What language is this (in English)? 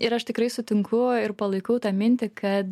Lithuanian